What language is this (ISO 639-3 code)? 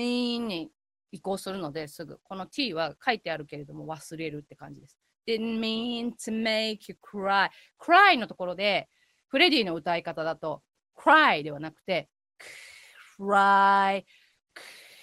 jpn